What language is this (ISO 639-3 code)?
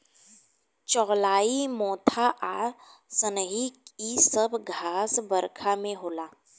bho